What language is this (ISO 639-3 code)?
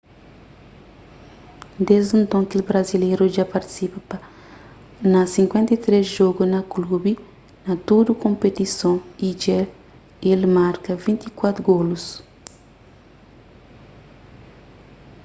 kea